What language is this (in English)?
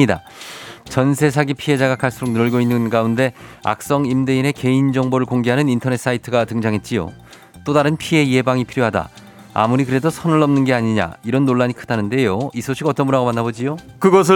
Korean